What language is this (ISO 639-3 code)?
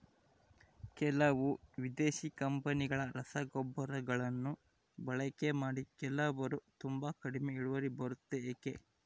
kan